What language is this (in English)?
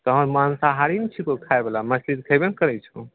Maithili